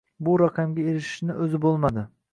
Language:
Uzbek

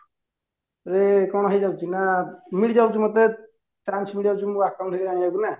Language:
Odia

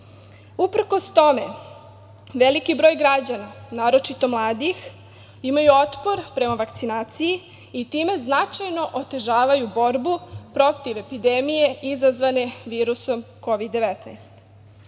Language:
Serbian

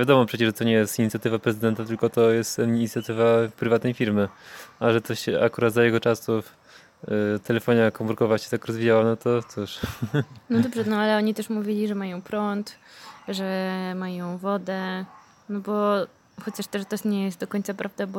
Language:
Polish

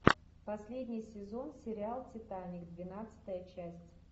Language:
Russian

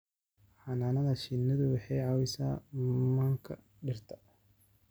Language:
Somali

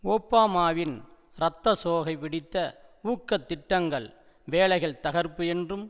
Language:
Tamil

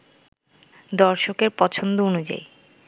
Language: Bangla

